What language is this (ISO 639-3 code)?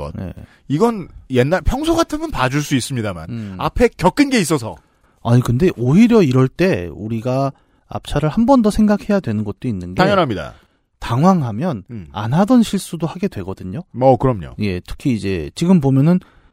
kor